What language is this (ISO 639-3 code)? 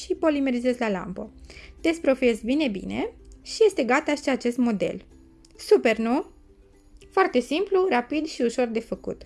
ron